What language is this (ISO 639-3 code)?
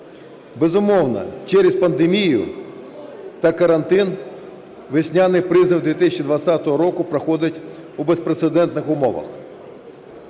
ukr